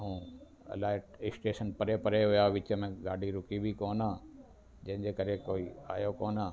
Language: Sindhi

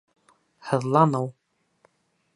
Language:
Bashkir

